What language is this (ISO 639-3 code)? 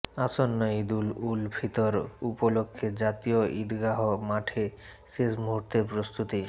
ben